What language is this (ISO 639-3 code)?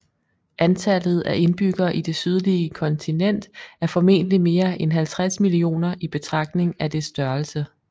dan